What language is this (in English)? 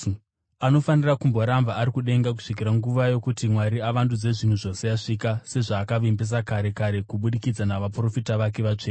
Shona